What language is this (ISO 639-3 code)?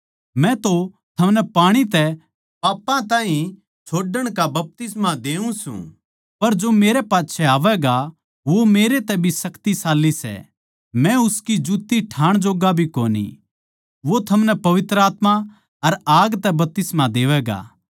bgc